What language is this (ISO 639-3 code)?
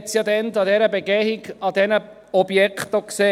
gsw